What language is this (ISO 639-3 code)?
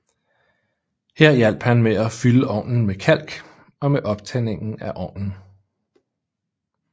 dan